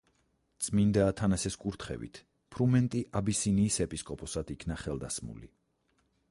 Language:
Georgian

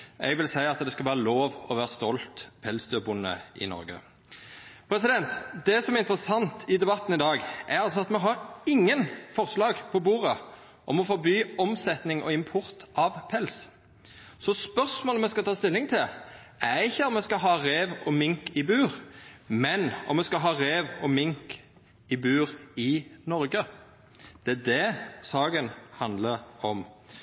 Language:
Norwegian Nynorsk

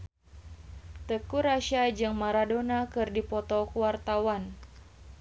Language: Sundanese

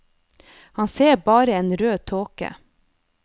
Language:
Norwegian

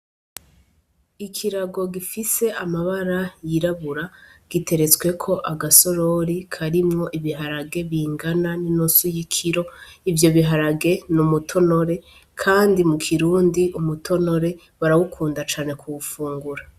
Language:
Rundi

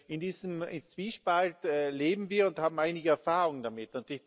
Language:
German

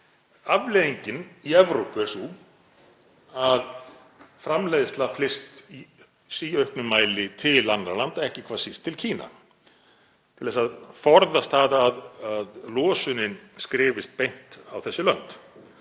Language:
Icelandic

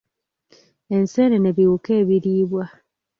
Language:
Ganda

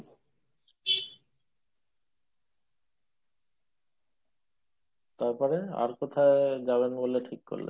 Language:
Bangla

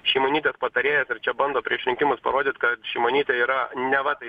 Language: Lithuanian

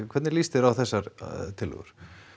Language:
Icelandic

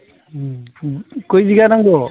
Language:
Bodo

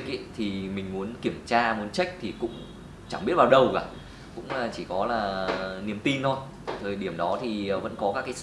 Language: Vietnamese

